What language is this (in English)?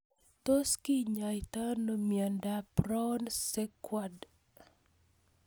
Kalenjin